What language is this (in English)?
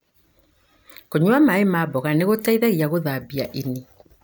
Kikuyu